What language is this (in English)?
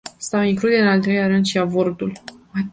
Romanian